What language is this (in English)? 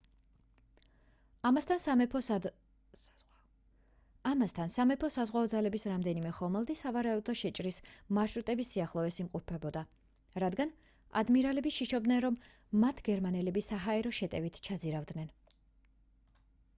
Georgian